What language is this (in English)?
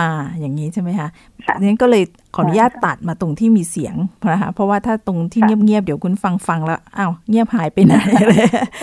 Thai